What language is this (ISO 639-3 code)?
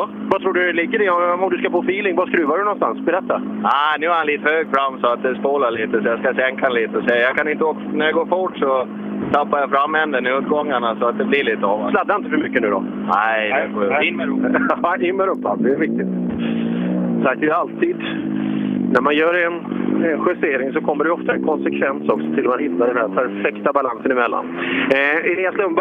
swe